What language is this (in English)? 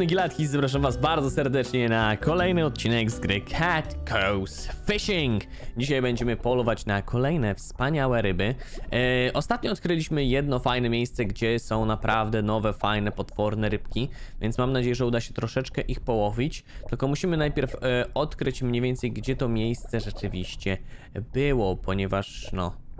Polish